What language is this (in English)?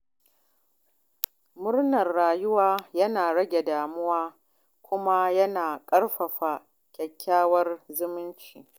Hausa